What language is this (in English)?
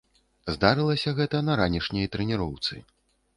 Belarusian